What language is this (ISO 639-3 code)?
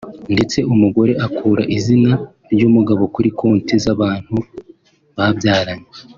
kin